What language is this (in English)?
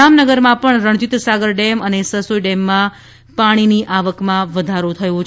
Gujarati